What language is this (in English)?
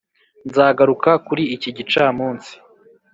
Kinyarwanda